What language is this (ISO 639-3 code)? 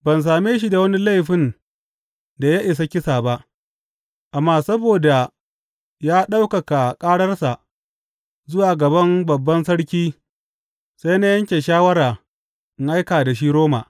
hau